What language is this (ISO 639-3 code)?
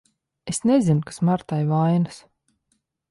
lav